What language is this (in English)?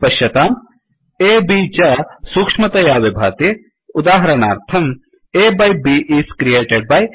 Sanskrit